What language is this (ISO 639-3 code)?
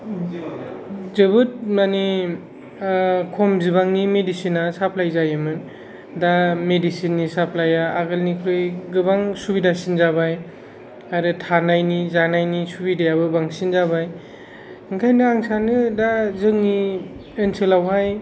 brx